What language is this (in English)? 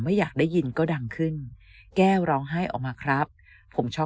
Thai